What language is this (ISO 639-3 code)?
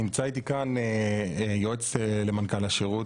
heb